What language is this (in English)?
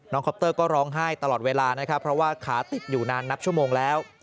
Thai